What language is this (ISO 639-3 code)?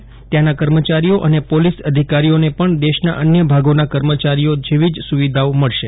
guj